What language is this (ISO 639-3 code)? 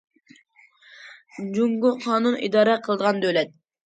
uig